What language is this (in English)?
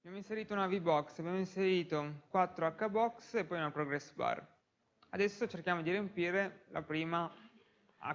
Italian